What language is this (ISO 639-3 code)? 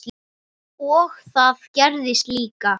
isl